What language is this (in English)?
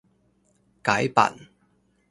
Chinese